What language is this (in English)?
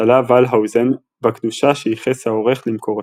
Hebrew